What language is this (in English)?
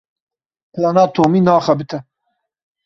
Kurdish